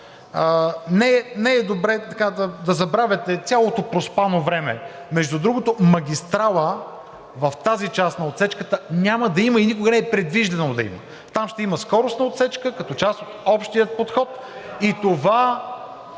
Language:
Bulgarian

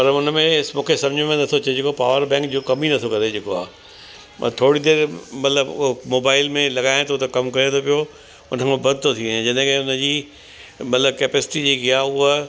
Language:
Sindhi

